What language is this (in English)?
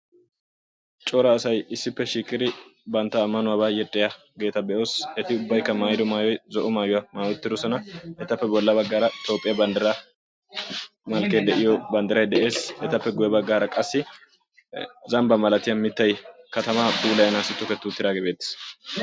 Wolaytta